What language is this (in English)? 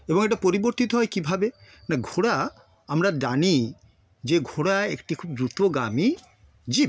Bangla